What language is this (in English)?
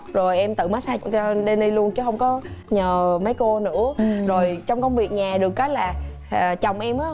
Vietnamese